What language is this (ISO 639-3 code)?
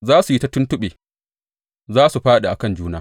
hau